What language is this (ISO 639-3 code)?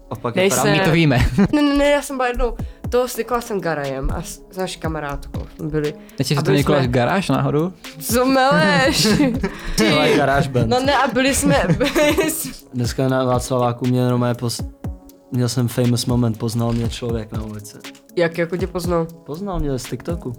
ces